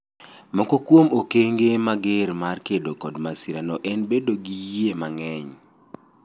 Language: Luo (Kenya and Tanzania)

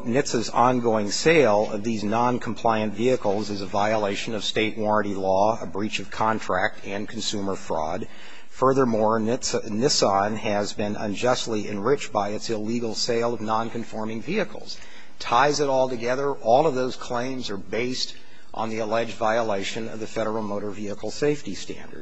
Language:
English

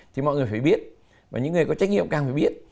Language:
Vietnamese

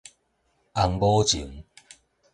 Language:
Min Nan Chinese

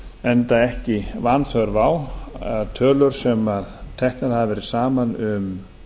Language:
Icelandic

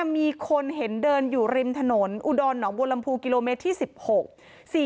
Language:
Thai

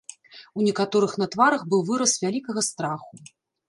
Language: Belarusian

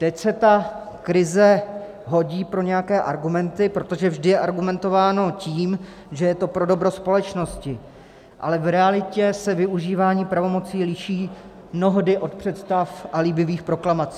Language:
Czech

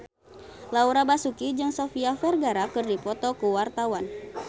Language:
Sundanese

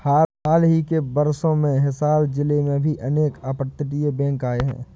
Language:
Hindi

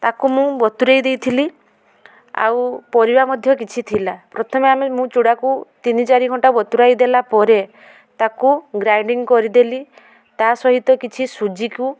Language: Odia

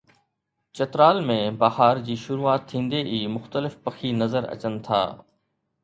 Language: Sindhi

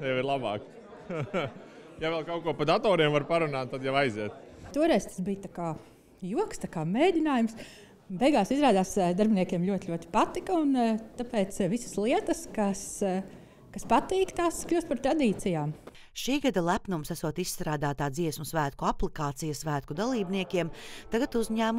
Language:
Latvian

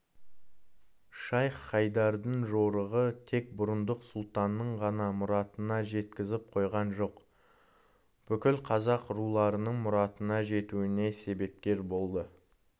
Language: Kazakh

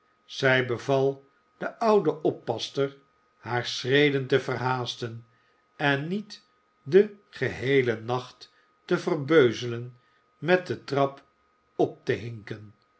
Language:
Dutch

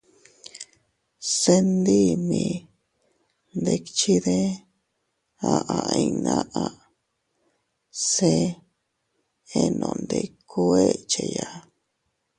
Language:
Teutila Cuicatec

